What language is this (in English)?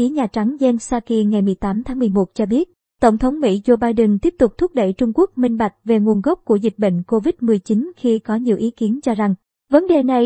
Vietnamese